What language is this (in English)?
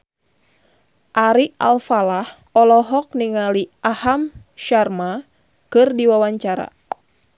Sundanese